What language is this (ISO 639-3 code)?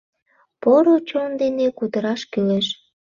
chm